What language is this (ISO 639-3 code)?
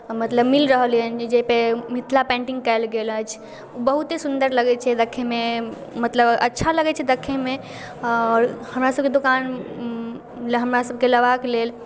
mai